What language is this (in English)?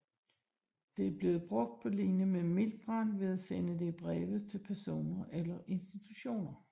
Danish